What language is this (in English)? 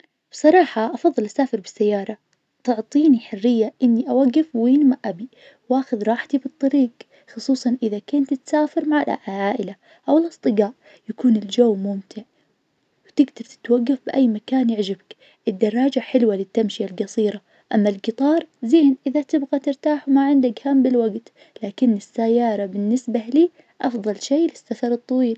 Najdi Arabic